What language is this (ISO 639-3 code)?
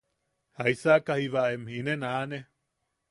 yaq